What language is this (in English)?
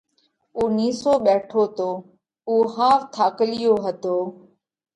Parkari Koli